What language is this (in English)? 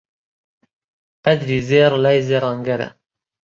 Central Kurdish